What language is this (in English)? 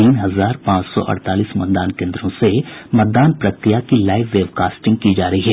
Hindi